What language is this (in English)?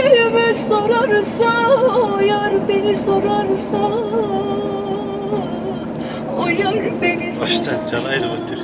Turkish